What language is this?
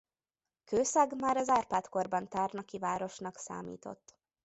Hungarian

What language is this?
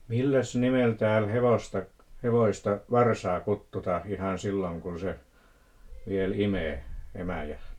Finnish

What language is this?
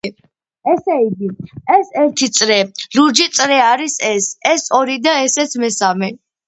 Georgian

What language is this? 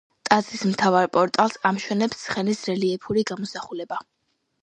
Georgian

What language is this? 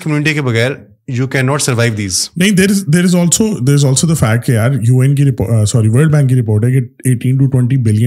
Urdu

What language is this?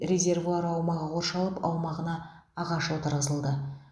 Kazakh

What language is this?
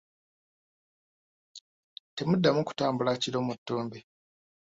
Ganda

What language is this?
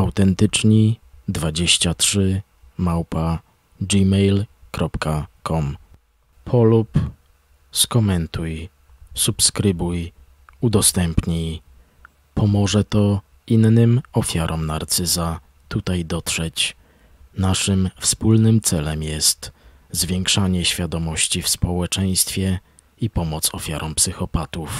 Polish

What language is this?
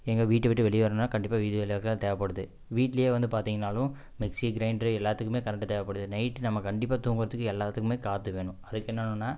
Tamil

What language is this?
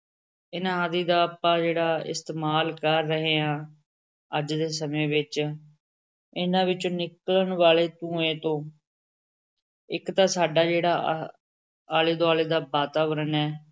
Punjabi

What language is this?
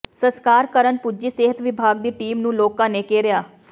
Punjabi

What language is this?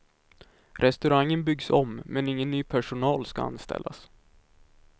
Swedish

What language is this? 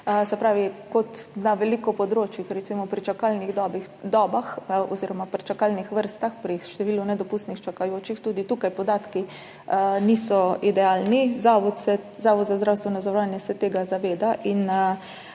Slovenian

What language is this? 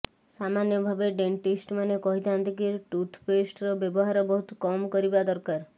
Odia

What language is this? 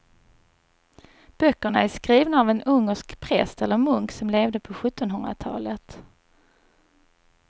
Swedish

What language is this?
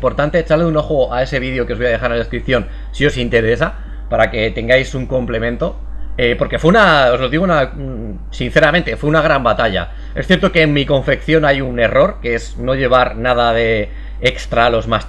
Spanish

